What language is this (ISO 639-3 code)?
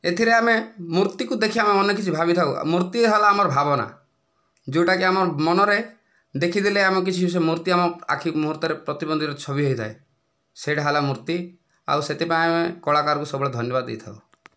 ori